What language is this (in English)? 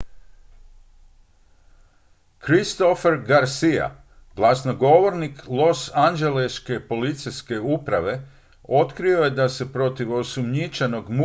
Croatian